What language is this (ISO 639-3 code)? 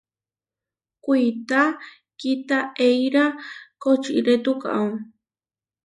var